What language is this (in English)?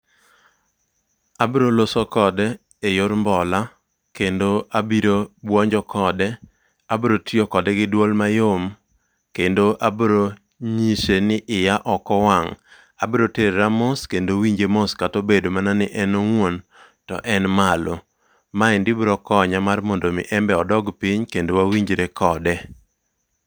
Luo (Kenya and Tanzania)